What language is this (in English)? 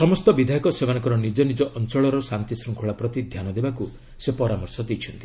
Odia